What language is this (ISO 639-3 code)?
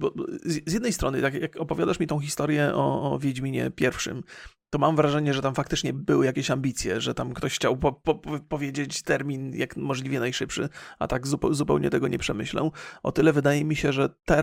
pol